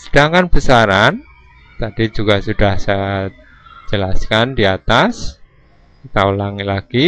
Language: Indonesian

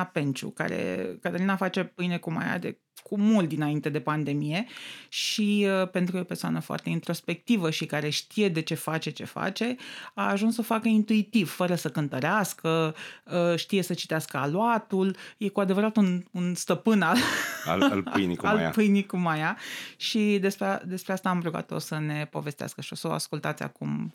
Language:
Romanian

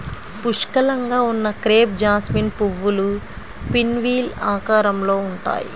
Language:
Telugu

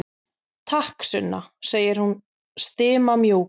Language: Icelandic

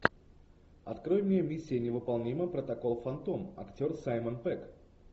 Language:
Russian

